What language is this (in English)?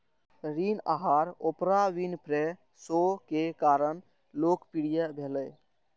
Maithili